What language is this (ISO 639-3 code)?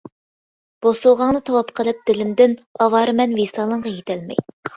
uig